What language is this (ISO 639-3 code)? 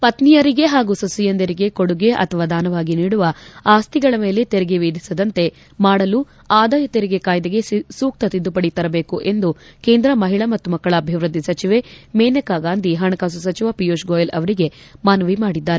kan